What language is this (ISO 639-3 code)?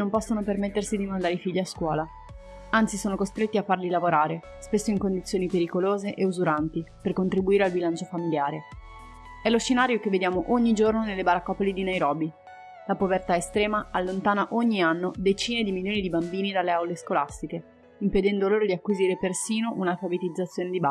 ita